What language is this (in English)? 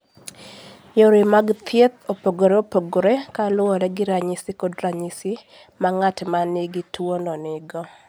Luo (Kenya and Tanzania)